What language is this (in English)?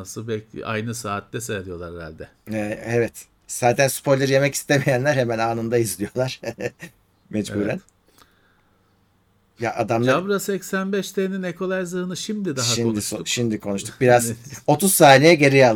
Turkish